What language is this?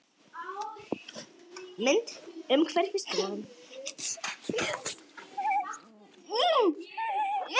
Icelandic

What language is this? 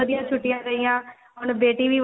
Punjabi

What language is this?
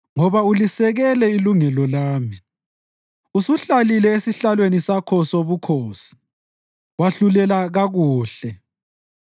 North Ndebele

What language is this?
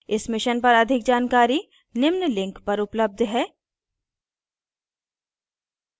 Hindi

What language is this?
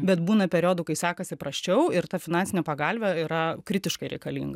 Lithuanian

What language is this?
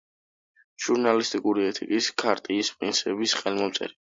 Georgian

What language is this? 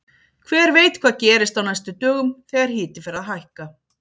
Icelandic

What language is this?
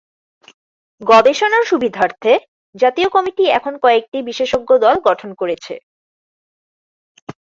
Bangla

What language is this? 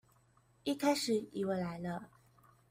Chinese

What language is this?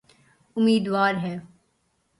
Urdu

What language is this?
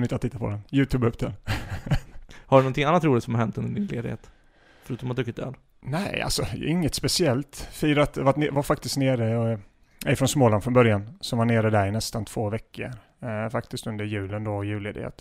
Swedish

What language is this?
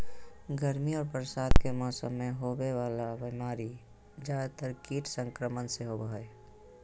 Magahi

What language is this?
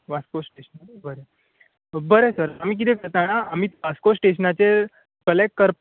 Konkani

